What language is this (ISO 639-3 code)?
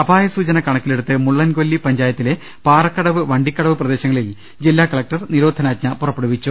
mal